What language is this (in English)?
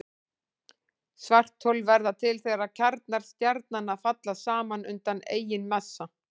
Icelandic